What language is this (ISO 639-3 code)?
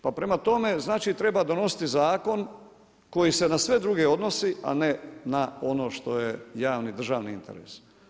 hrv